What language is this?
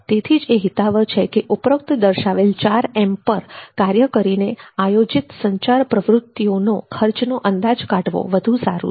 Gujarati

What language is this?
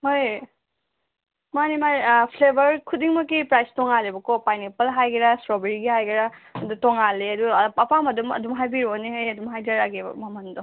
Manipuri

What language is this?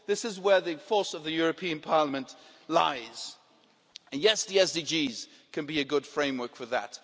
English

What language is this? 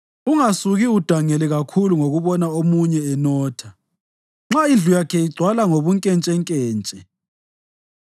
North Ndebele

